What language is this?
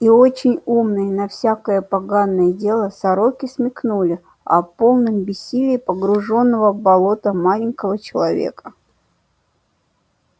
Russian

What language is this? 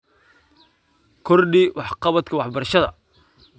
Somali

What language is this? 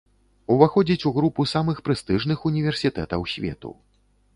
Belarusian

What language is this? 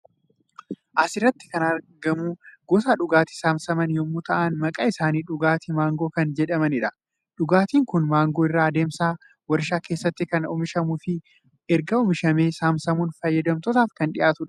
Oromo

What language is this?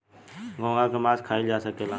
Bhojpuri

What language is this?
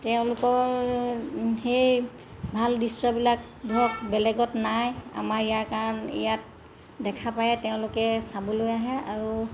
Assamese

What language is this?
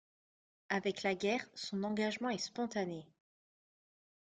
French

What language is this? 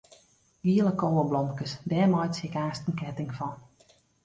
Western Frisian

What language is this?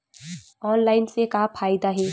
Chhattisgarhi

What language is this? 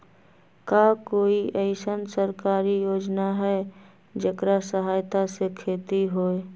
Magahi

